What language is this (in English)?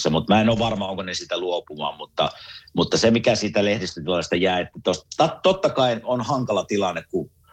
Finnish